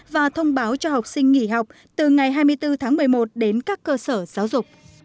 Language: Vietnamese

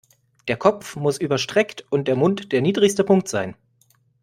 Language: German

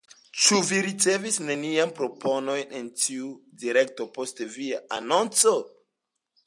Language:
Esperanto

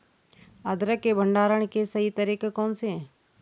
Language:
Hindi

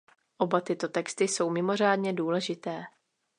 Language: Czech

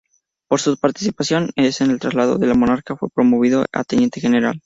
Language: Spanish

